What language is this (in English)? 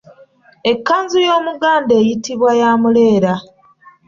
Ganda